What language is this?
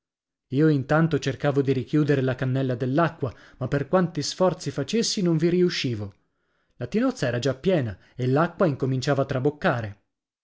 Italian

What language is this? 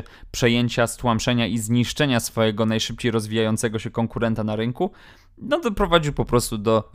Polish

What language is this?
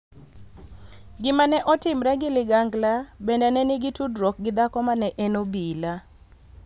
Luo (Kenya and Tanzania)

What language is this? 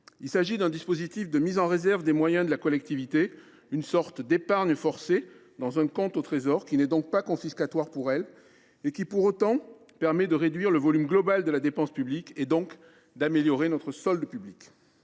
French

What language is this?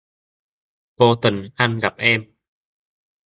Vietnamese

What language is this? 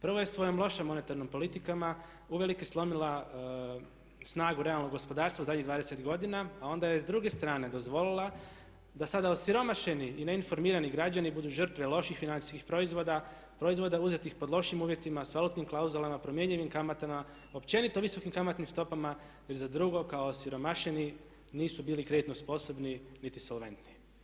Croatian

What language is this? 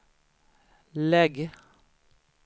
Swedish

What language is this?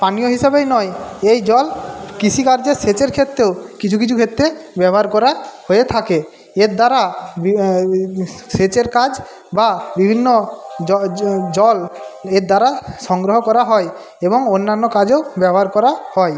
Bangla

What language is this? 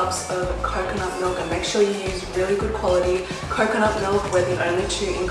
English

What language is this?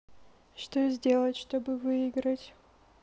Russian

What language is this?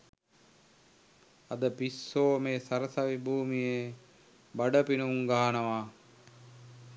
Sinhala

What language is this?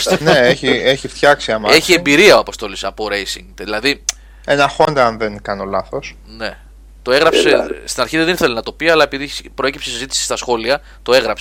Greek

